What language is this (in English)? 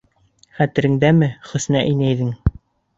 Bashkir